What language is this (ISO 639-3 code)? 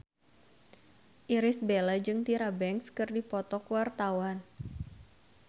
sun